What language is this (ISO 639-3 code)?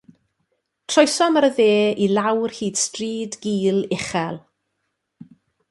cym